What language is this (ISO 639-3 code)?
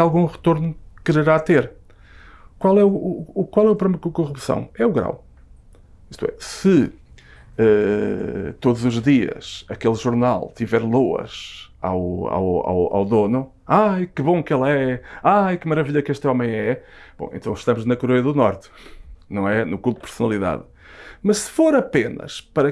por